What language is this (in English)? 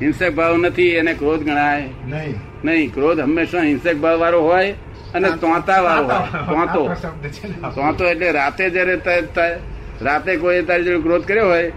Gujarati